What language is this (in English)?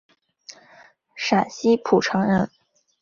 Chinese